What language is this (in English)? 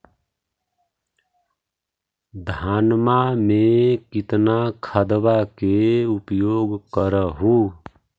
Magahi